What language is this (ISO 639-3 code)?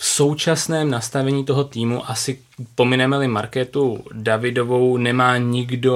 ces